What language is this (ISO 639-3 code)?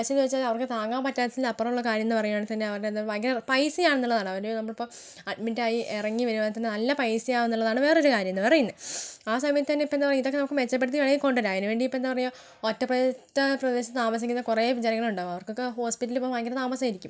mal